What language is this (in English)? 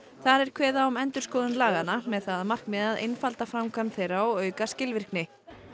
Icelandic